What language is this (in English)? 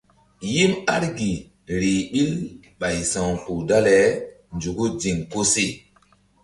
Mbum